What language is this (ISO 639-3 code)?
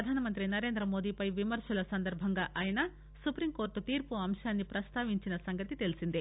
tel